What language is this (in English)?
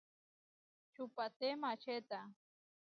Huarijio